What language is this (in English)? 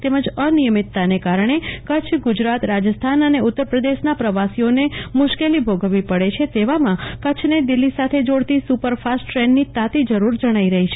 Gujarati